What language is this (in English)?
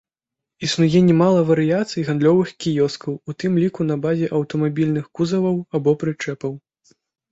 Belarusian